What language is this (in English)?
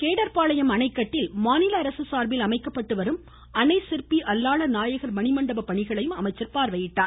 Tamil